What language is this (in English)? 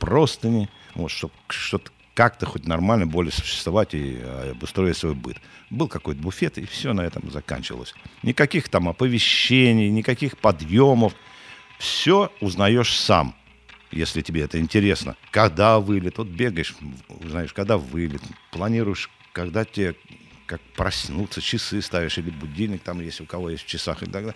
Russian